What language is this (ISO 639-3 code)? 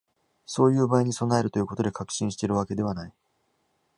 jpn